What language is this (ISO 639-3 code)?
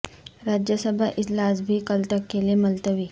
urd